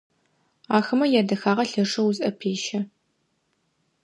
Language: Adyghe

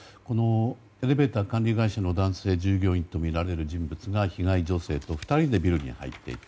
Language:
Japanese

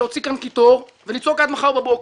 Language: Hebrew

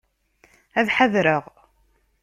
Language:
Kabyle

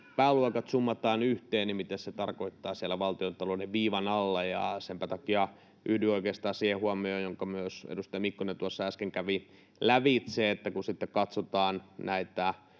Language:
Finnish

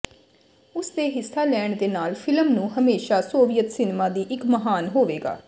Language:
Punjabi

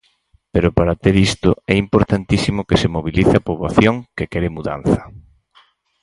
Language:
Galician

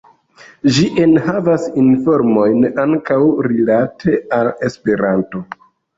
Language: Esperanto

